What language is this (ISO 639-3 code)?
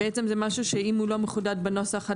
heb